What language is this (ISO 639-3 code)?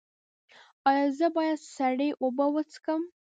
pus